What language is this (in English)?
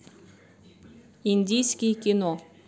Russian